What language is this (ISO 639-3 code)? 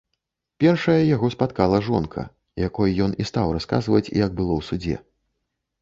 bel